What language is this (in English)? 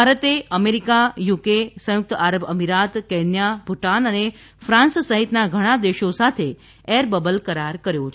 Gujarati